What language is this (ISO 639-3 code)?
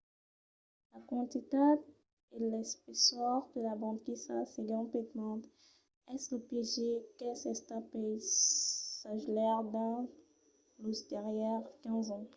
oci